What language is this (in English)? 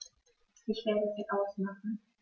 German